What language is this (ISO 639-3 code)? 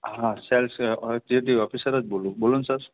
guj